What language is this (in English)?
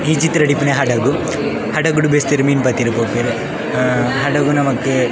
Tulu